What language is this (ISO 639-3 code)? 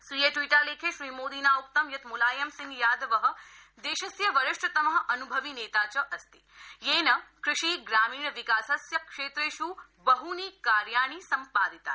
san